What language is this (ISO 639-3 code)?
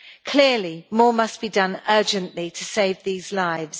eng